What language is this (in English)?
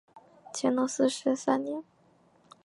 Chinese